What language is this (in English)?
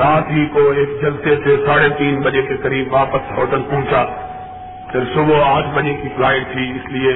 Urdu